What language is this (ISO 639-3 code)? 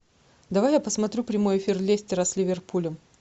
rus